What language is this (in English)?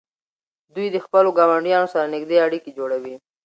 Pashto